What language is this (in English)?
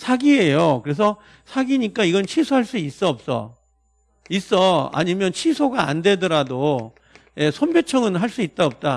Korean